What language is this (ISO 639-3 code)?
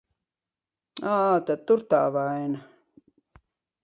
lav